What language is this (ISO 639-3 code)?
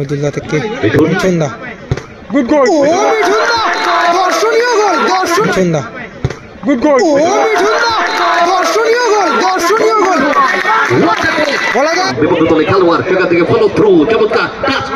ben